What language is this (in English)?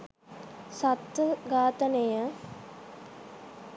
Sinhala